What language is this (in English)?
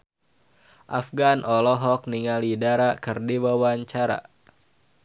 Sundanese